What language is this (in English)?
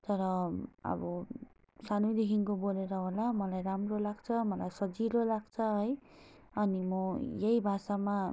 Nepali